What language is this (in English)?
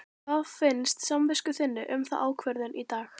Icelandic